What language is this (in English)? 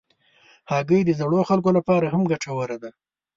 Pashto